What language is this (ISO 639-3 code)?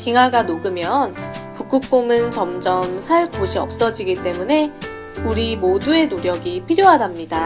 kor